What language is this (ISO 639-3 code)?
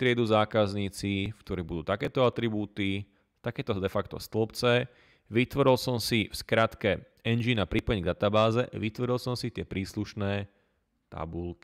slk